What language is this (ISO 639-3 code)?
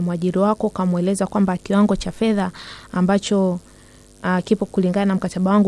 swa